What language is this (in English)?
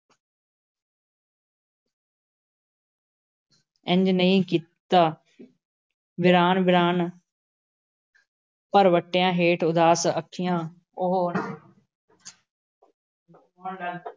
Punjabi